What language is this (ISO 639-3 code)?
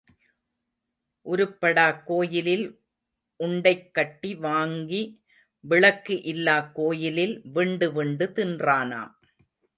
tam